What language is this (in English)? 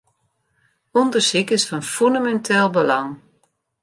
Western Frisian